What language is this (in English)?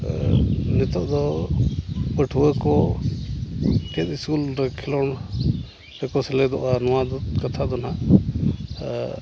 Santali